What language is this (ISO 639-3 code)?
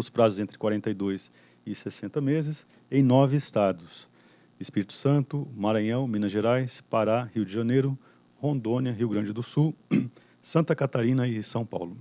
por